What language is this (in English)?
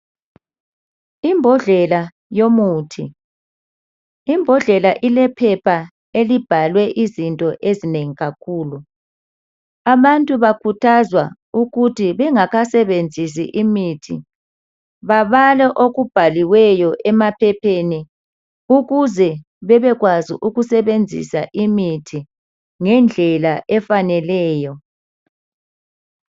North Ndebele